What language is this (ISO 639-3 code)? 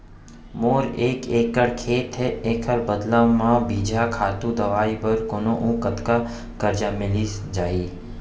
hne